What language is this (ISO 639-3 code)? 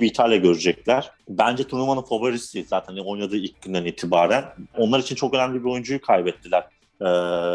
tur